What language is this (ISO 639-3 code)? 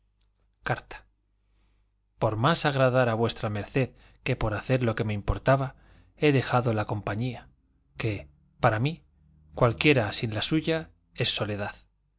spa